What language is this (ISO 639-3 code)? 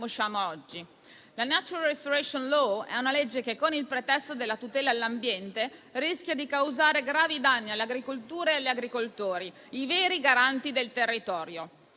ita